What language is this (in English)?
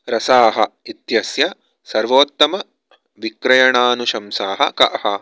Sanskrit